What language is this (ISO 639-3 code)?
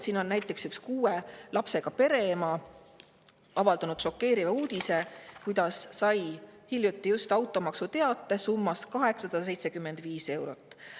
est